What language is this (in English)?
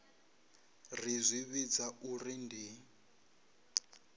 Venda